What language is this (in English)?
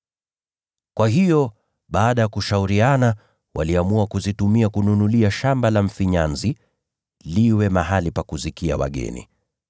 Swahili